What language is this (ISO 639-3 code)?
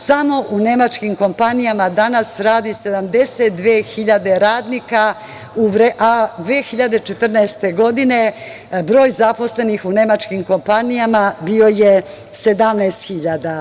srp